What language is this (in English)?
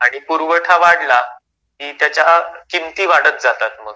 Marathi